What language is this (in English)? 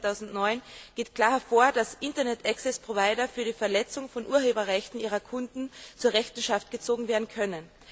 German